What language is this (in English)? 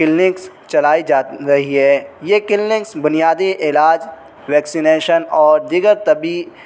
Urdu